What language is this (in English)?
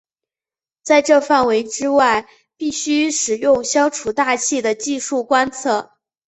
Chinese